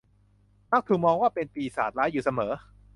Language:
Thai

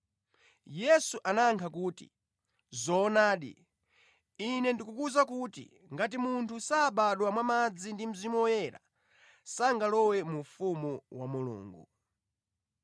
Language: Nyanja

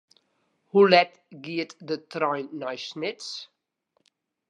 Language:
Western Frisian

